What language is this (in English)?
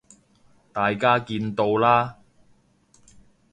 Cantonese